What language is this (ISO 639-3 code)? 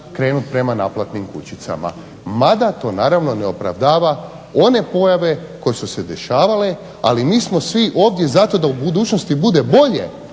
hrv